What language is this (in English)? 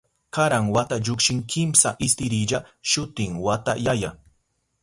Southern Pastaza Quechua